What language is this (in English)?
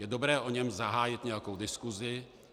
Czech